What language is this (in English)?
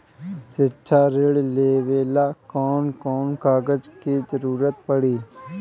Bhojpuri